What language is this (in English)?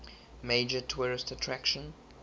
English